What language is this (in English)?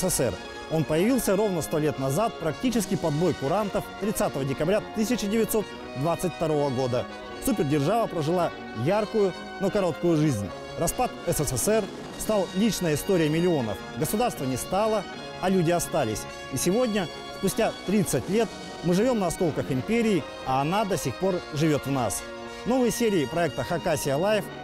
Russian